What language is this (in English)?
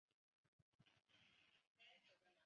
Chinese